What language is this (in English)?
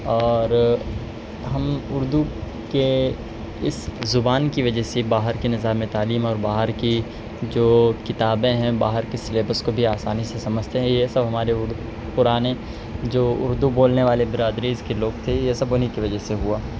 Urdu